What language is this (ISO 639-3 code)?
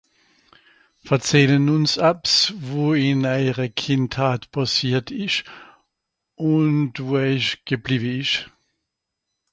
gsw